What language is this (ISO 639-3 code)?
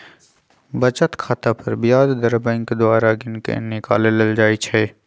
mag